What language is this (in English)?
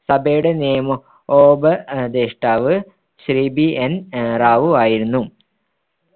Malayalam